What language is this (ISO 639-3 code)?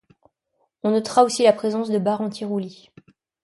fra